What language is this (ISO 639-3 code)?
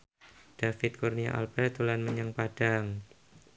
jav